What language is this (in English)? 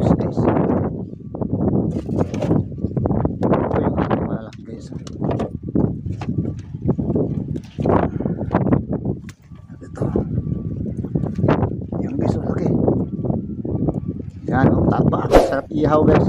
Filipino